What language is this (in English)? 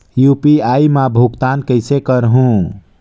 Chhattisgarhi